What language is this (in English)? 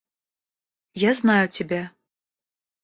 Russian